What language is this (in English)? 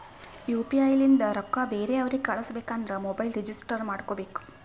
Kannada